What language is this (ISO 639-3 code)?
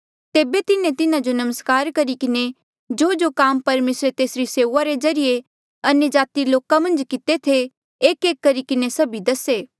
mjl